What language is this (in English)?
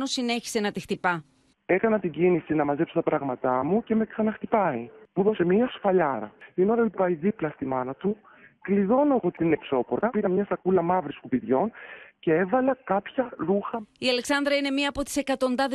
Greek